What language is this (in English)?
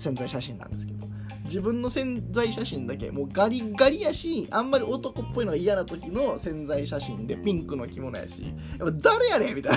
Japanese